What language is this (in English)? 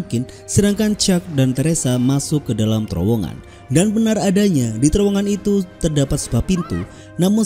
Indonesian